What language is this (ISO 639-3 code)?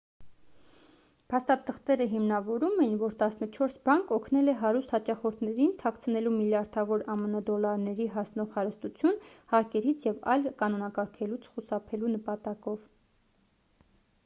hye